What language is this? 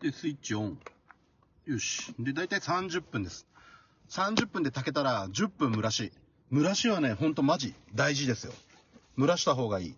Japanese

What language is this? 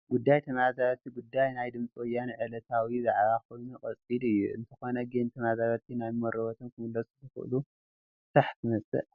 Tigrinya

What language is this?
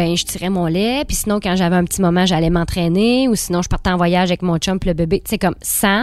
French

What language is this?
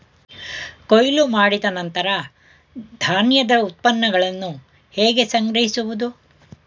Kannada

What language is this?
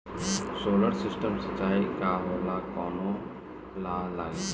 Bhojpuri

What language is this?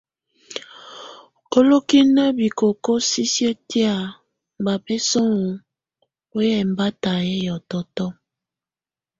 Tunen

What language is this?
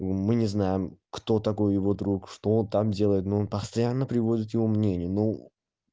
Russian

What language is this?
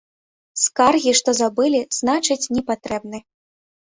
Belarusian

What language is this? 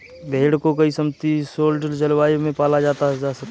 Hindi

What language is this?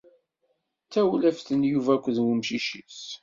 Kabyle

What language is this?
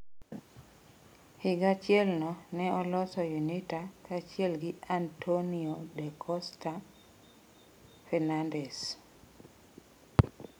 Luo (Kenya and Tanzania)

